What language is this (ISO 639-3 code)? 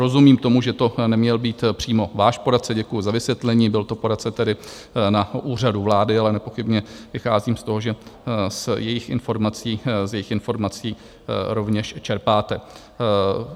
ces